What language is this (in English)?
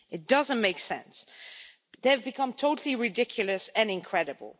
English